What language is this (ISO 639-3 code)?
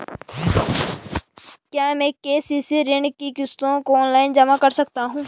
hin